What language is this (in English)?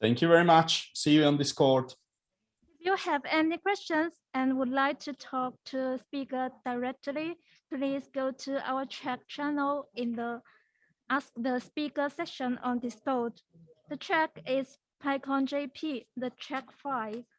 English